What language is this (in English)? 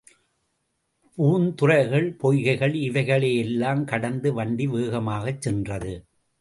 Tamil